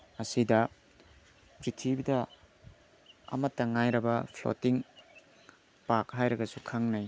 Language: Manipuri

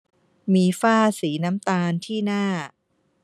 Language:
Thai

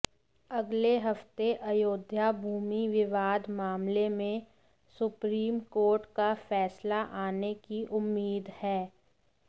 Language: Hindi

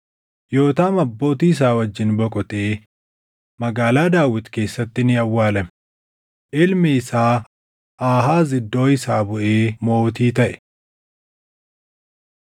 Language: Oromo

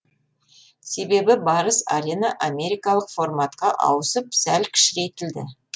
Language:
Kazakh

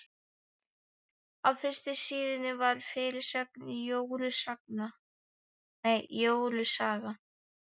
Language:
Icelandic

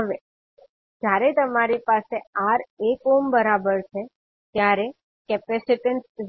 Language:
Gujarati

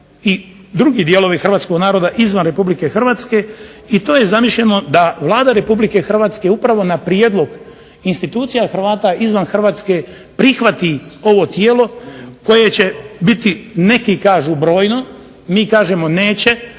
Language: Croatian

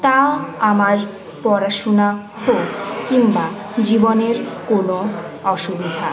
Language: Bangla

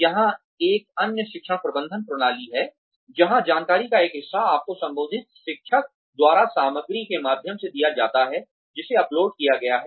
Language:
Hindi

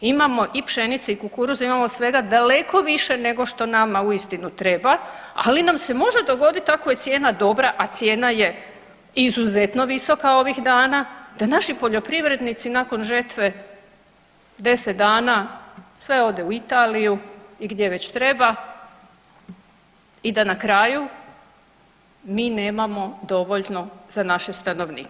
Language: Croatian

